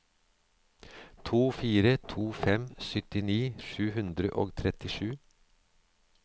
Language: Norwegian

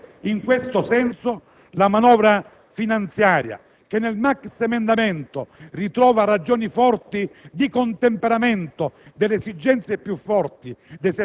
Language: Italian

